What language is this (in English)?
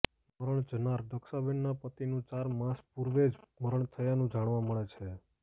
Gujarati